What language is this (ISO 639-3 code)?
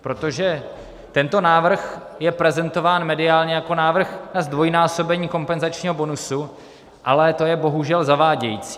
ces